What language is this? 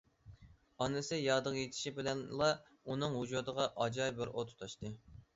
Uyghur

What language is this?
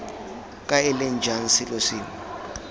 Tswana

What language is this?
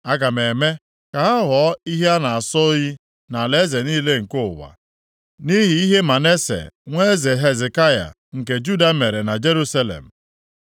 Igbo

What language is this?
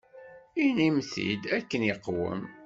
Kabyle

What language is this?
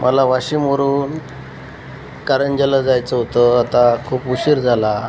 Marathi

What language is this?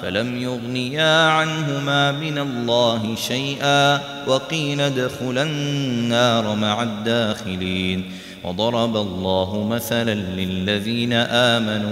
Arabic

